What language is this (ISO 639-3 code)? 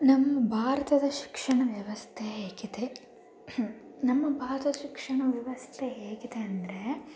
kan